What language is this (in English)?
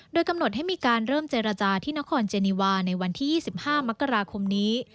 Thai